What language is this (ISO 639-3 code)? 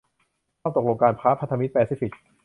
tha